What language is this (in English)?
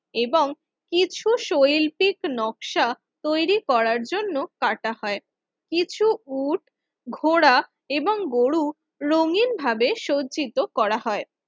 Bangla